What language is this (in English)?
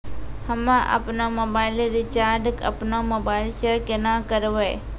Maithili